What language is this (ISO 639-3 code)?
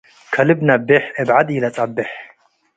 tig